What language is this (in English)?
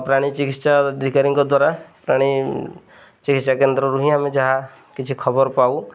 Odia